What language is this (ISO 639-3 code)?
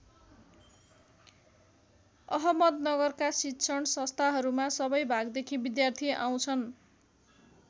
nep